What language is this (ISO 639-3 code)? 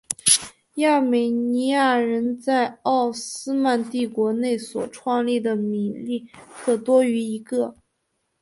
zho